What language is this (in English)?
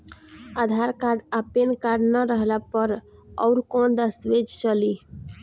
Bhojpuri